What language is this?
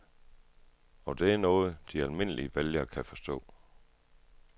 Danish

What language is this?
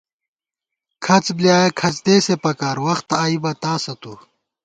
Gawar-Bati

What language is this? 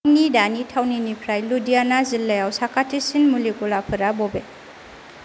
Bodo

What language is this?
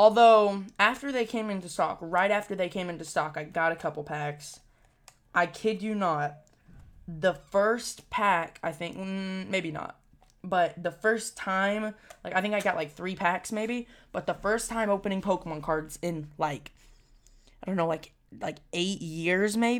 English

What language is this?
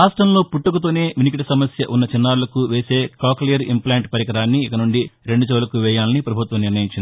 Telugu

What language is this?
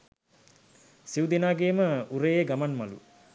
Sinhala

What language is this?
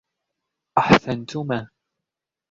Arabic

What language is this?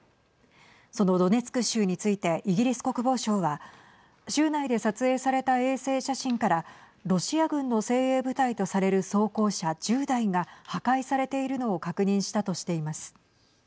Japanese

